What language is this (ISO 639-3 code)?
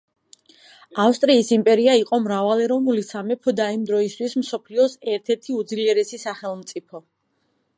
kat